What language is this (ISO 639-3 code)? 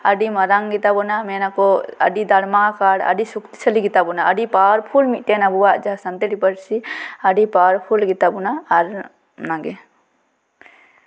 sat